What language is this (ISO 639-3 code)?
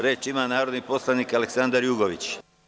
srp